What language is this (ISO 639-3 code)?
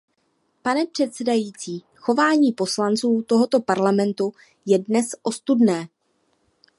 ces